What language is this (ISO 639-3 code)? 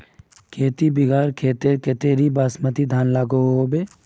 mag